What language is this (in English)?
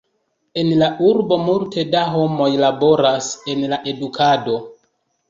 Esperanto